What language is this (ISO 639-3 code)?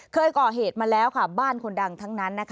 tha